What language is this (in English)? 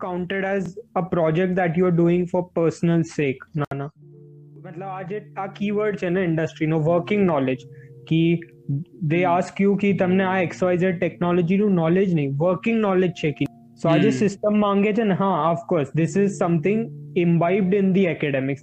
Gujarati